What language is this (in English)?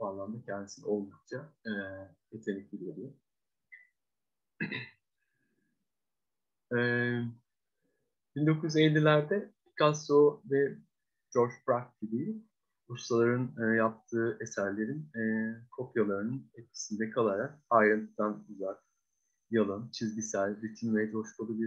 Turkish